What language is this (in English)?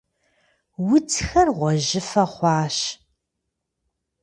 Kabardian